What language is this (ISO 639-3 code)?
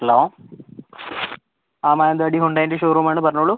mal